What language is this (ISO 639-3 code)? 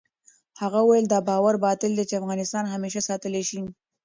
pus